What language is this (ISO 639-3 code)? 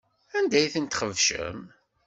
kab